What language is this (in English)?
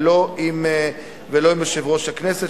Hebrew